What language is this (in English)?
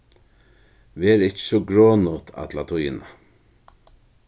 Faroese